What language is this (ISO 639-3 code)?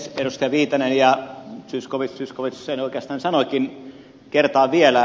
fin